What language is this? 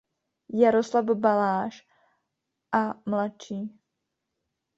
Czech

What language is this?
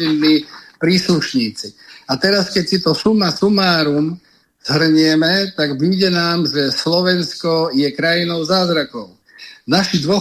Slovak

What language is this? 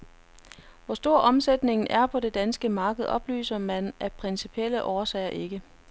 Danish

